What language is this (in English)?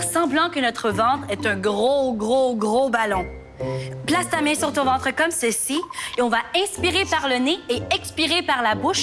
French